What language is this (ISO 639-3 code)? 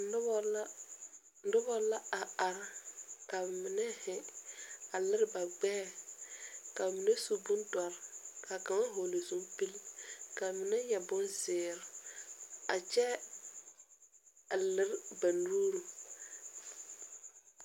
dga